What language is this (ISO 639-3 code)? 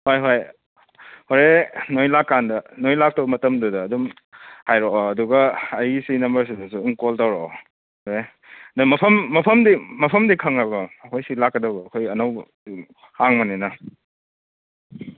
mni